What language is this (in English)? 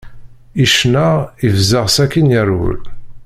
Kabyle